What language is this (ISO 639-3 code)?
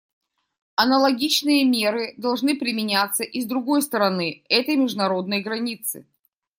rus